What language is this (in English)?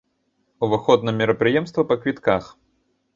Belarusian